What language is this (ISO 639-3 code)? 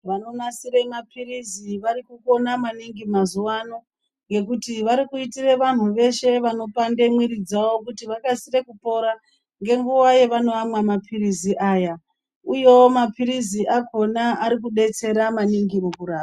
ndc